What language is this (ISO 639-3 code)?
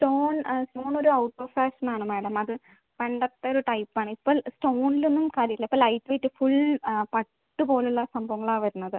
mal